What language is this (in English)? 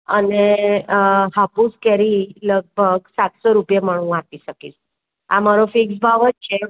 Gujarati